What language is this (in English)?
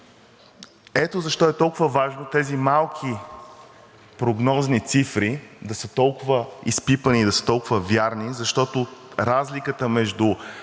Bulgarian